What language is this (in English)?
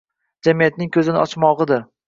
Uzbek